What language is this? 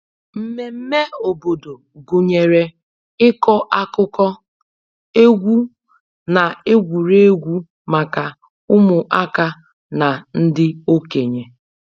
Igbo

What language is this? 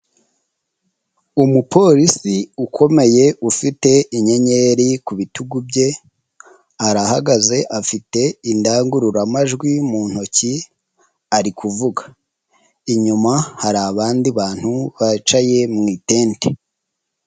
Kinyarwanda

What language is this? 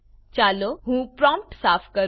Gujarati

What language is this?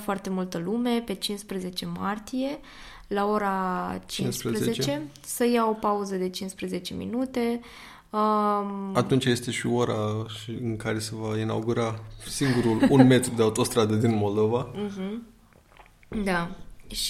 Romanian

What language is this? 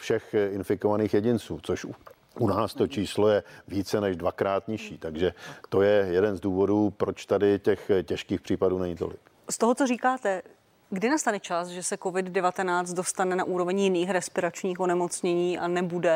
Czech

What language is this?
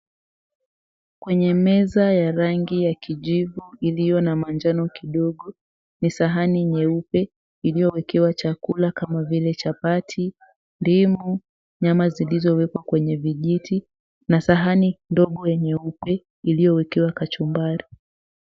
Swahili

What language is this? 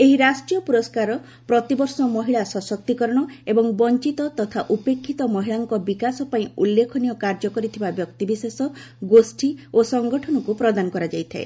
Odia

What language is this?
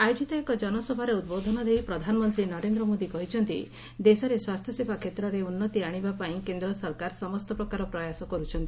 Odia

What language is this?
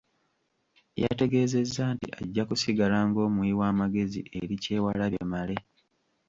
Ganda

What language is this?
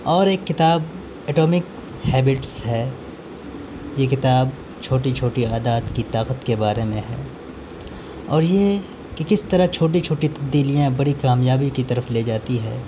Urdu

